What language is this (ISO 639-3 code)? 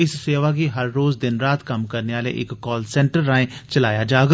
doi